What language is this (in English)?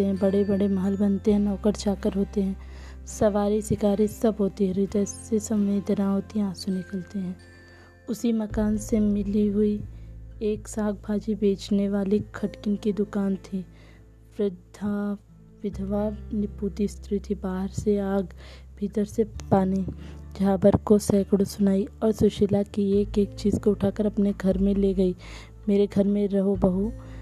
Hindi